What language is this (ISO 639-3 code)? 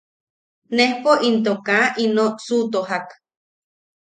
yaq